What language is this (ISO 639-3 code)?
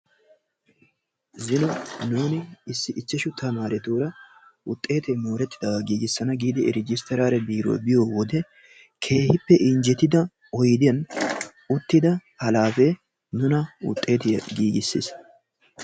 wal